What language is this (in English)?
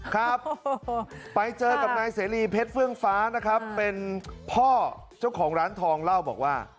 Thai